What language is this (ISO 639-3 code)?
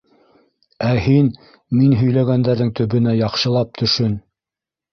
bak